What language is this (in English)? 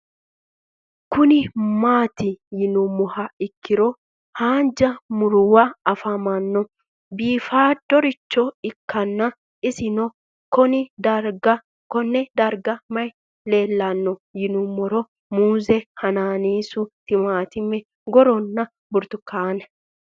Sidamo